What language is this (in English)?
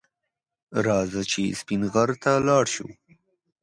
Pashto